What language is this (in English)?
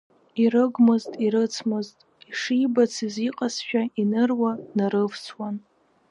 Abkhazian